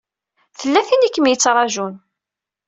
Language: Kabyle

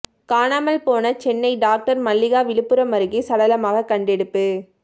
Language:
Tamil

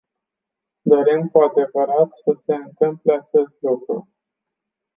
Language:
Romanian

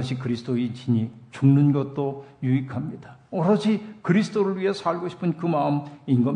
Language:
Korean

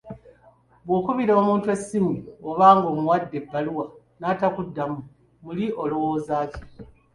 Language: Ganda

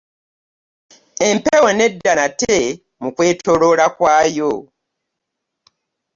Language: Ganda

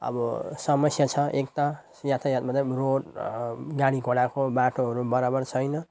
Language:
Nepali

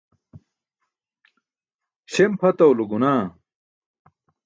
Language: Burushaski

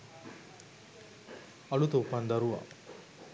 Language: Sinhala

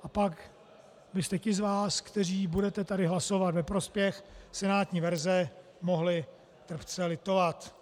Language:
Czech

